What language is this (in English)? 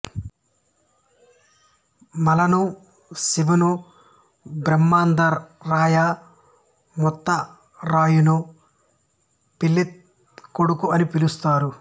Telugu